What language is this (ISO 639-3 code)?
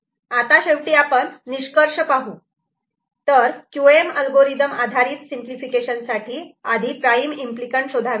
mar